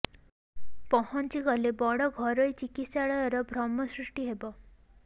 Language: Odia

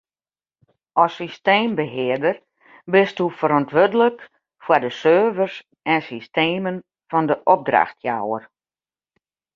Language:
Western Frisian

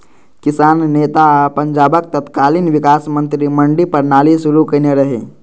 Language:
Maithili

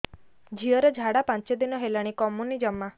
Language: Odia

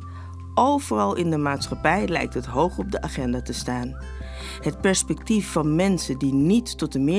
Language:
Dutch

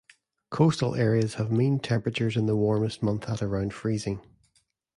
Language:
English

